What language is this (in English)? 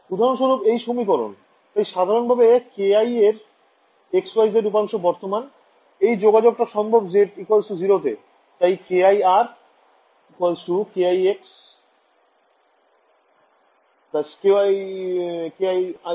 Bangla